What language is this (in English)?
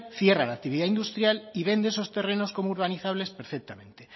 Spanish